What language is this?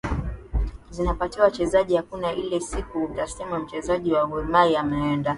Swahili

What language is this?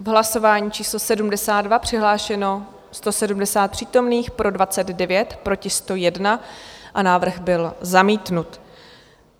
Czech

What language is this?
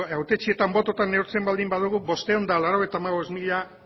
Basque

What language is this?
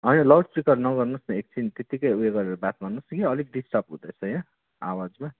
Nepali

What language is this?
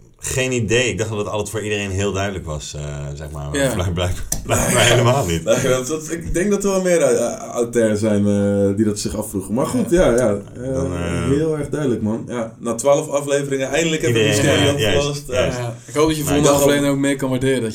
Dutch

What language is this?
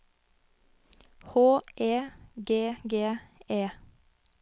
Norwegian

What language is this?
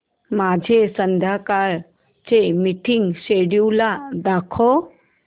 Marathi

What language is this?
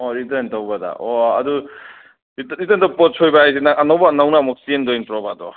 Manipuri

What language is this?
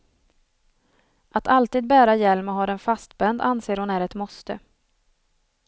Swedish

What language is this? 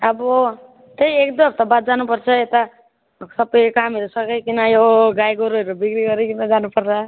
Nepali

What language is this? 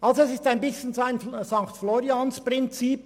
Swiss German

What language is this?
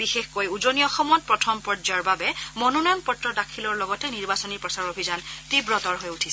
Assamese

